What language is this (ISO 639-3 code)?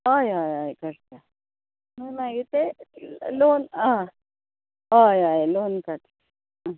kok